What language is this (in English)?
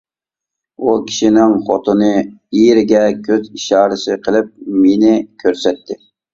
Uyghur